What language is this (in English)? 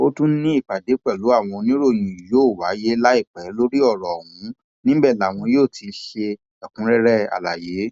Yoruba